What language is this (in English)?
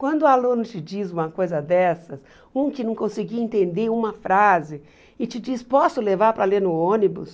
Portuguese